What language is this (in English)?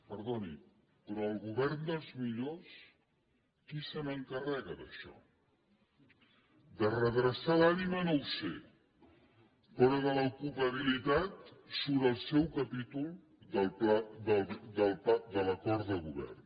Catalan